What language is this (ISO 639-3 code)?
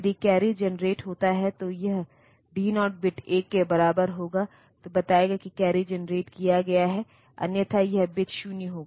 hin